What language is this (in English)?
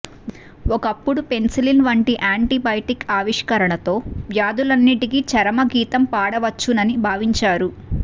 Telugu